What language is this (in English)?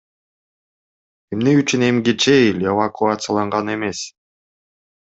Kyrgyz